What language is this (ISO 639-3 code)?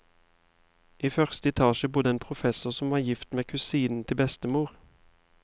nor